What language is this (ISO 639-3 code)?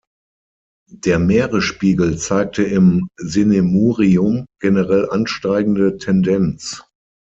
deu